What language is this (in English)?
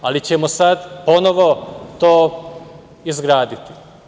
Serbian